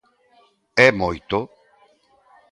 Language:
Galician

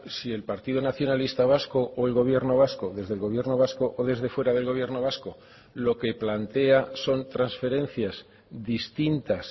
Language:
Spanish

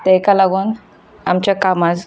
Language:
Konkani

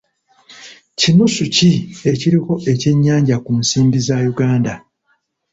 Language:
Ganda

